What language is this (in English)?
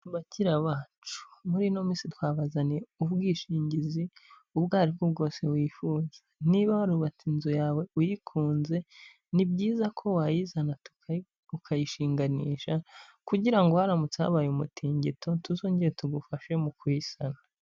Kinyarwanda